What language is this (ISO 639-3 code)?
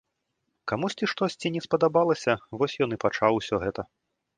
bel